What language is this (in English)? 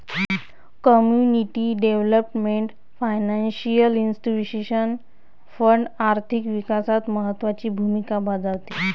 Marathi